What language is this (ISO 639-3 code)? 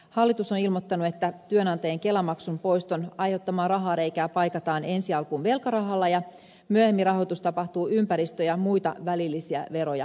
fin